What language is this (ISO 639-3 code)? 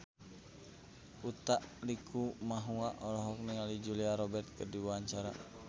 sun